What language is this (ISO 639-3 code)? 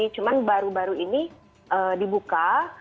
ind